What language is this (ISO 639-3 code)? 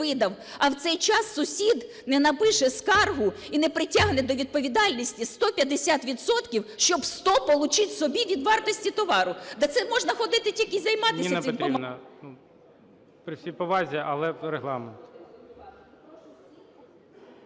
ukr